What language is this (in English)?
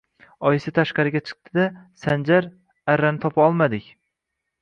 Uzbek